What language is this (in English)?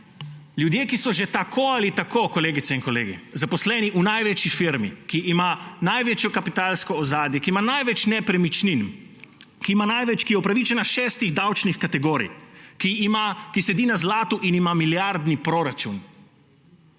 Slovenian